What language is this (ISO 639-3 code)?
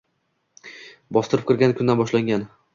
uzb